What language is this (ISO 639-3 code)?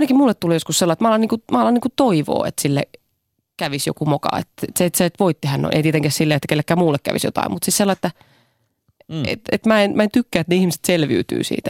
fin